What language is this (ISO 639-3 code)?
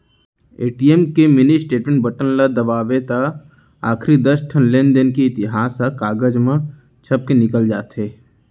hne